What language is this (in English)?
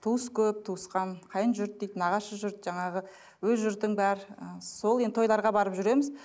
Kazakh